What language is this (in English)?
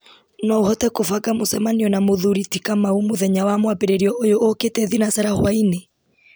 Kikuyu